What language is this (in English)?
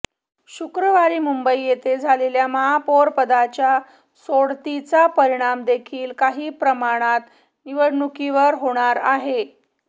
Marathi